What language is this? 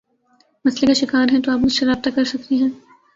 Urdu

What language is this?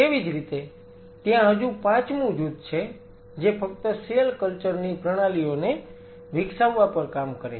Gujarati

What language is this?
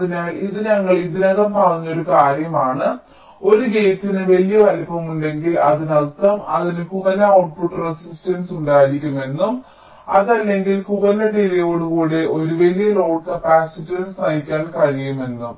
Malayalam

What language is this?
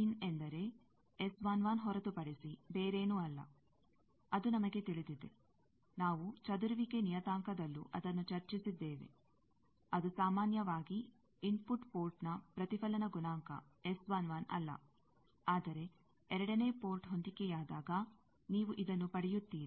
Kannada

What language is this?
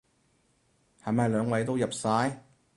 Cantonese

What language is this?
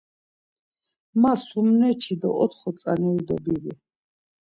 Laz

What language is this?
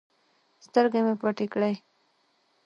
Pashto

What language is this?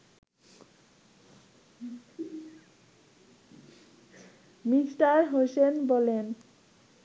Bangla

